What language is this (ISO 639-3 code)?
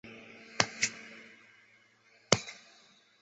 zho